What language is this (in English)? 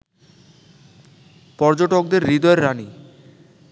Bangla